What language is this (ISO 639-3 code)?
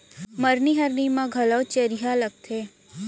hne